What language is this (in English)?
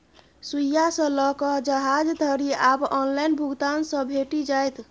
Maithili